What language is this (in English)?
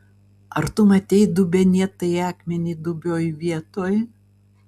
Lithuanian